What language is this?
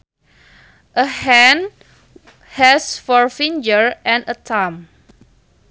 Sundanese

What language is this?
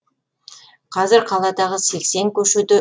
Kazakh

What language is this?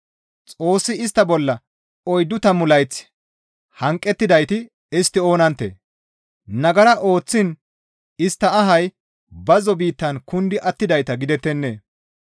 Gamo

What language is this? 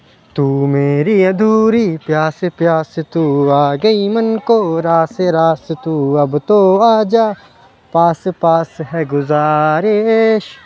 Urdu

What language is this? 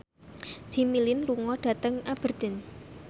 Javanese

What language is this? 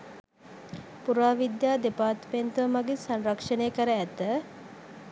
Sinhala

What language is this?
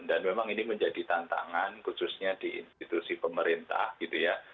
Indonesian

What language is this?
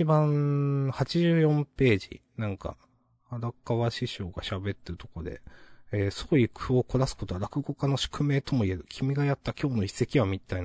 Japanese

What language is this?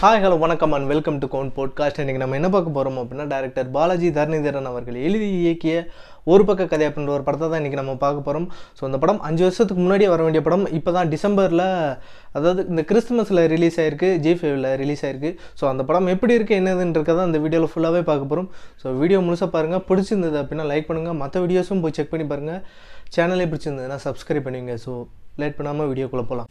Tamil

